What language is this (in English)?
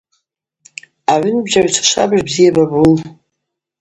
Abaza